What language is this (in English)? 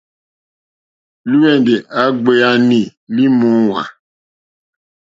Mokpwe